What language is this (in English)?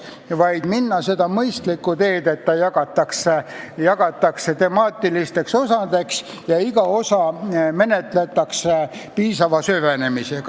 Estonian